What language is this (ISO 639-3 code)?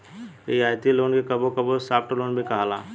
bho